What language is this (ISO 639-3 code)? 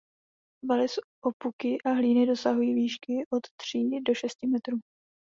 ces